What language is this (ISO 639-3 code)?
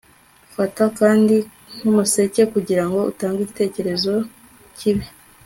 kin